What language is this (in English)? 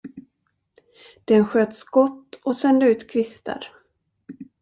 Swedish